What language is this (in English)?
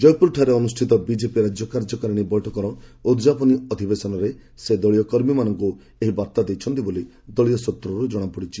Odia